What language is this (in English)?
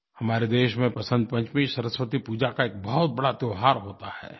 Hindi